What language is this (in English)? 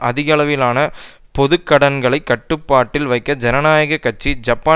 Tamil